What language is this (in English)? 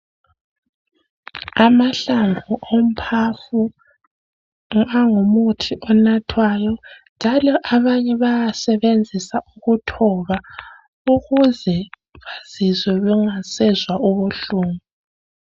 North Ndebele